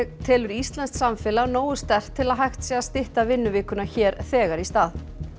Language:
Icelandic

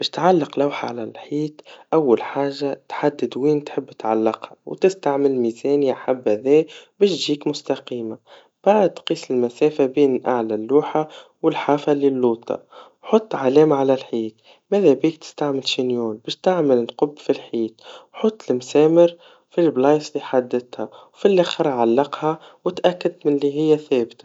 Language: Tunisian Arabic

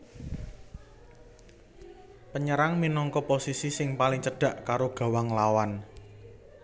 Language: Javanese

